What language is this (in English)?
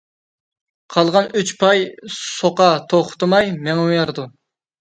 Uyghur